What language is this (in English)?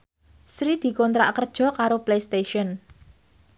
Javanese